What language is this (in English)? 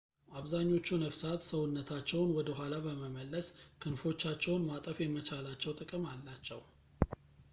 Amharic